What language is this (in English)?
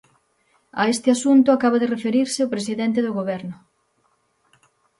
Galician